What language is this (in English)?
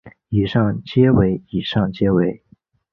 Chinese